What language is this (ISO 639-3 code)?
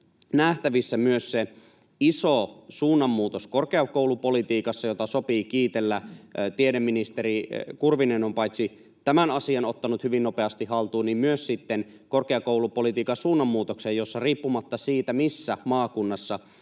fin